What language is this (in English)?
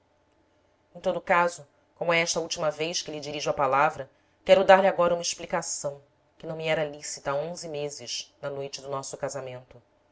Portuguese